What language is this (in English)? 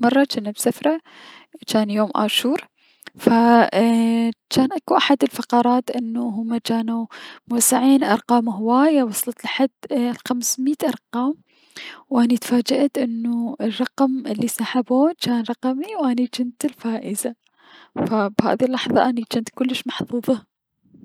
Mesopotamian Arabic